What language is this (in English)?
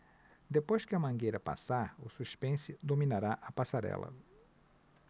Portuguese